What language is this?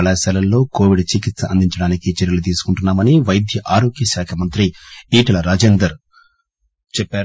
Telugu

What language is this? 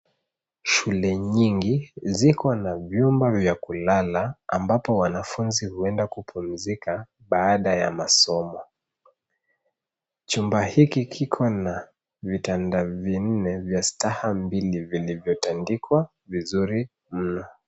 Swahili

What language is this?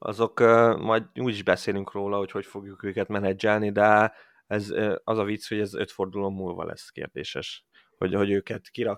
Hungarian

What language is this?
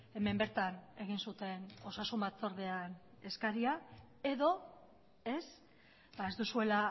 Basque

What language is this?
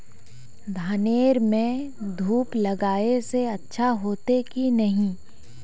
Magahi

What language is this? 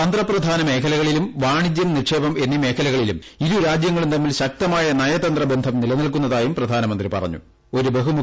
Malayalam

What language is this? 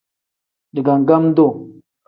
Tem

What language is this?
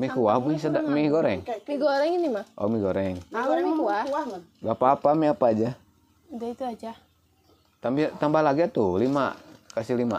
Indonesian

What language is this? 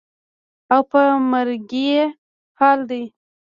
Pashto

